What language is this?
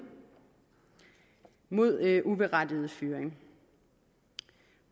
Danish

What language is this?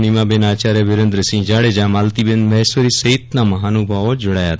Gujarati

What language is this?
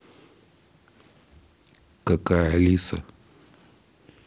Russian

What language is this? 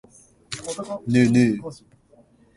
Japanese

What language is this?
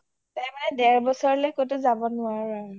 Assamese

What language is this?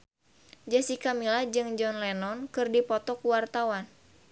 Sundanese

